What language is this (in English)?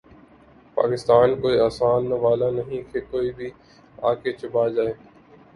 Urdu